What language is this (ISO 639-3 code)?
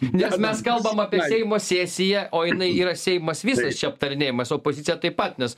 lit